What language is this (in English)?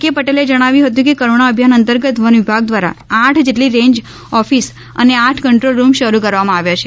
Gujarati